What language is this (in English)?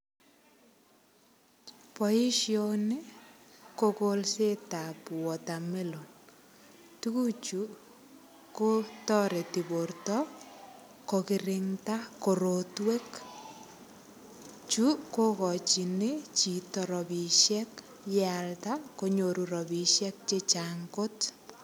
Kalenjin